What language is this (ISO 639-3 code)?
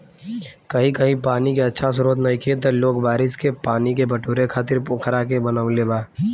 bho